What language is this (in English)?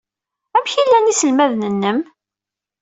Kabyle